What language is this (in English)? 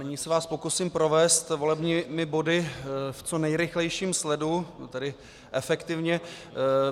Czech